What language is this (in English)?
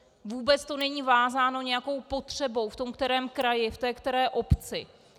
Czech